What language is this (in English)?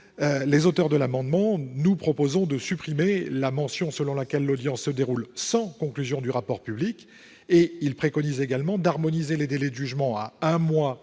French